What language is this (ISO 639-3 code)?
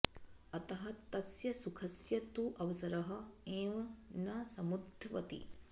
san